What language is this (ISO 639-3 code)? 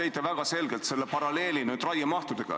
est